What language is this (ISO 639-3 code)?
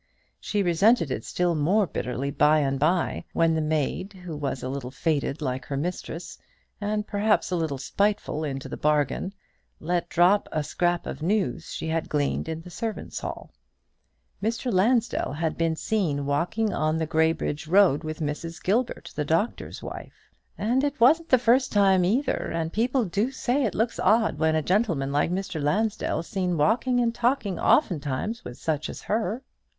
eng